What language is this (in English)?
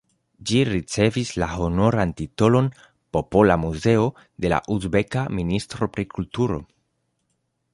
Esperanto